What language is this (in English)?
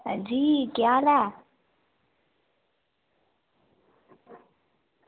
Dogri